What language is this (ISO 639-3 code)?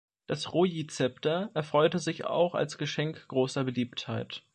deu